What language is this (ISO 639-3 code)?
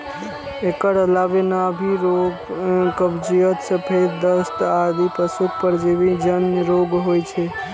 mai